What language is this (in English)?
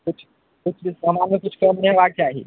Maithili